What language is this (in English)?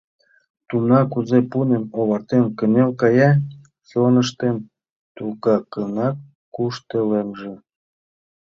Mari